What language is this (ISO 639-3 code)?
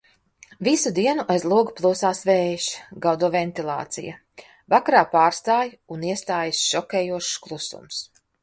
lav